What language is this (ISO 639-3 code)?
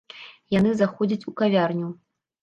bel